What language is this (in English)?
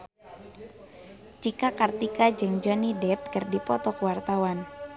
Sundanese